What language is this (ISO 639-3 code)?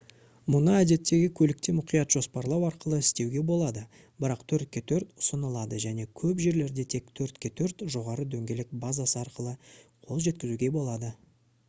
kaz